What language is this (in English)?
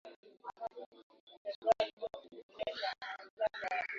Swahili